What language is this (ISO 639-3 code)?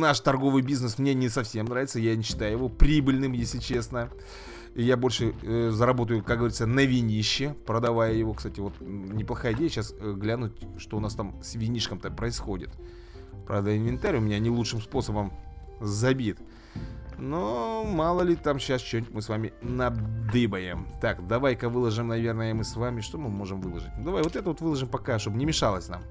rus